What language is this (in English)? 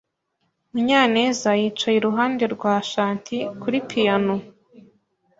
Kinyarwanda